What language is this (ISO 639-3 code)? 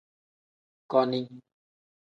kdh